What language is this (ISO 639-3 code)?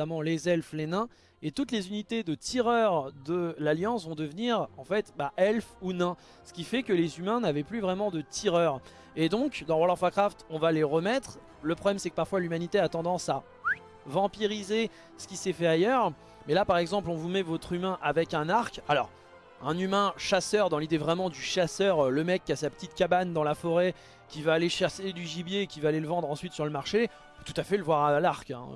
fra